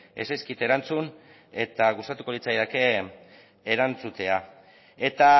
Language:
Basque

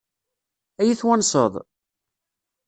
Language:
Kabyle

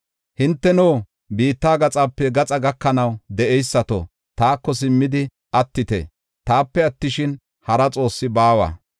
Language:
Gofa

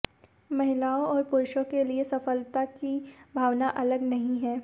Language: Hindi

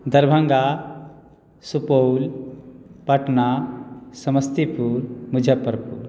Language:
Maithili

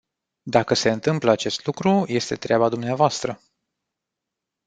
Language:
Romanian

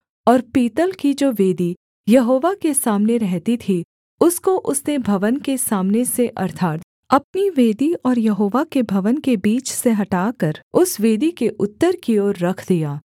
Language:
Hindi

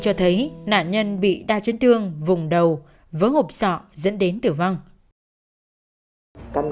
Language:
Vietnamese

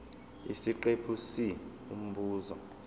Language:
Zulu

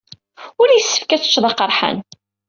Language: Kabyle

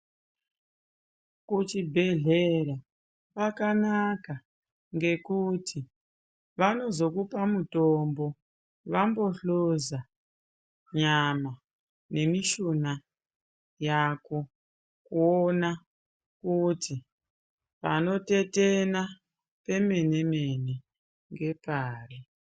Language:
Ndau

